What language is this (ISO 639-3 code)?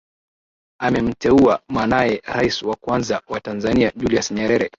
swa